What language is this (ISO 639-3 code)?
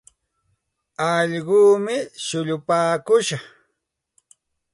qxt